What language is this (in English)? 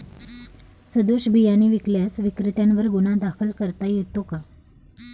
Marathi